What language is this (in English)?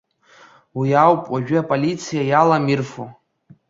Abkhazian